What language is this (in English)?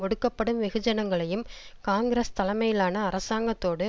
Tamil